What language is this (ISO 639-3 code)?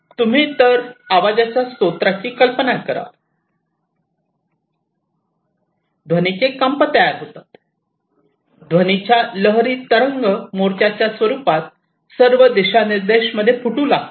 mar